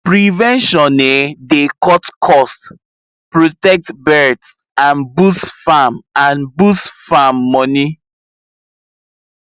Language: Nigerian Pidgin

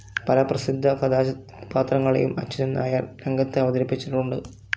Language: Malayalam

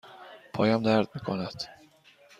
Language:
Persian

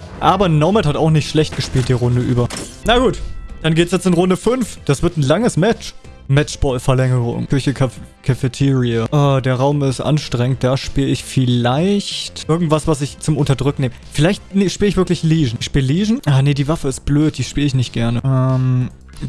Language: German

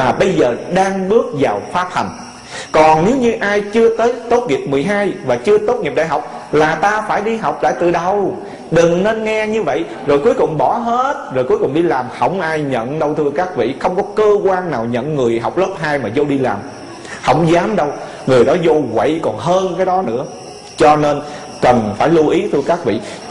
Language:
Vietnamese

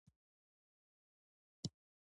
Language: Pashto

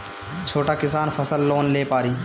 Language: Bhojpuri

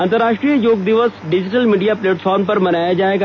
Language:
Hindi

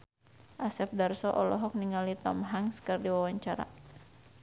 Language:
Sundanese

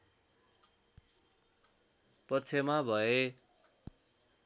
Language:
Nepali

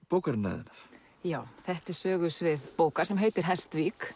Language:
Icelandic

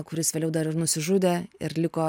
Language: Lithuanian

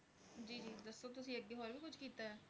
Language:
Punjabi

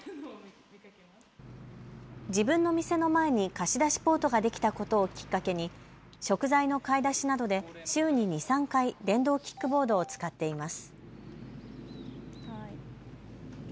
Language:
Japanese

